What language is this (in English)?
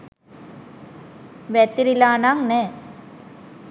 Sinhala